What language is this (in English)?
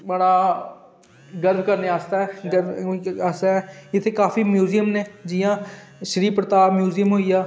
Dogri